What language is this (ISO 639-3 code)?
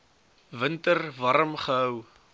afr